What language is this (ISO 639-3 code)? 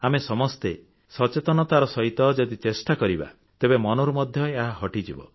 ori